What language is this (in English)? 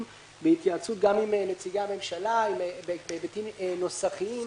Hebrew